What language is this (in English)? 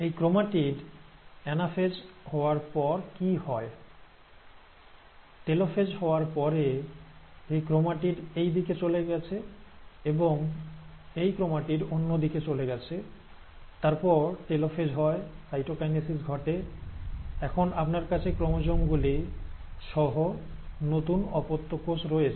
Bangla